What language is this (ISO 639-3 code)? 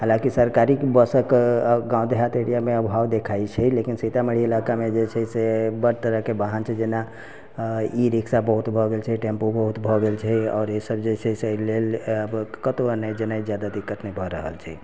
mai